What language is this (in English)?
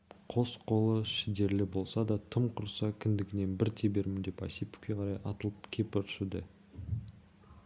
Kazakh